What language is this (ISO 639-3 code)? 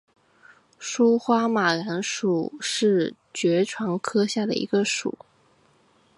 zho